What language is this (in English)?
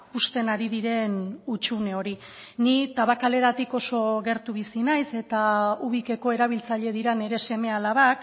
Basque